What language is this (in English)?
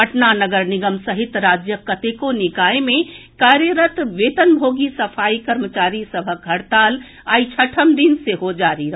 Maithili